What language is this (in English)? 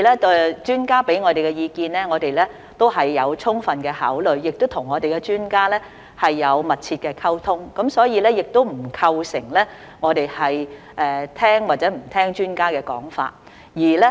Cantonese